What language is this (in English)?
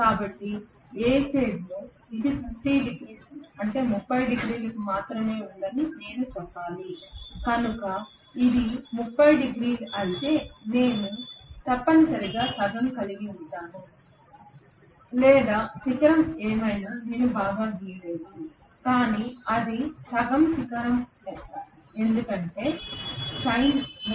Telugu